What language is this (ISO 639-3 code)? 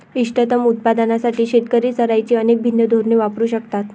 mar